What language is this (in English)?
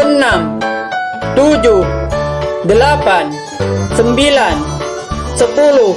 Indonesian